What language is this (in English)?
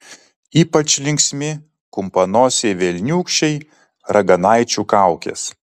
Lithuanian